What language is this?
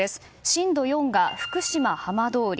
Japanese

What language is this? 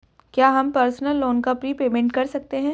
Hindi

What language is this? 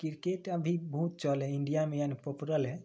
Maithili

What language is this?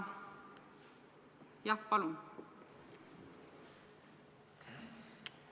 Estonian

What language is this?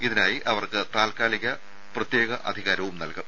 Malayalam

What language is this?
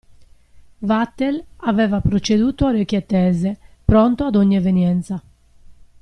Italian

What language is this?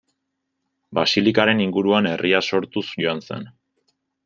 Basque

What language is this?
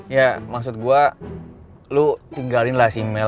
Indonesian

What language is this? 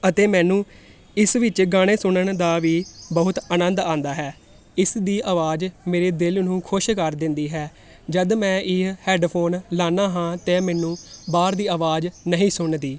Punjabi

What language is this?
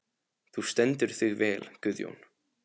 Icelandic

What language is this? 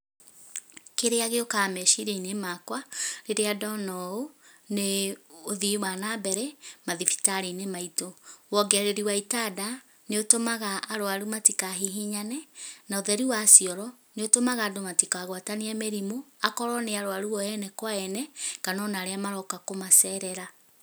Kikuyu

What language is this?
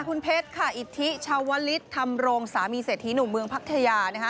Thai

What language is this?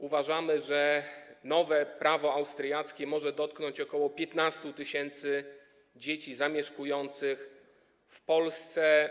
Polish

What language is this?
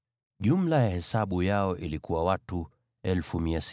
Swahili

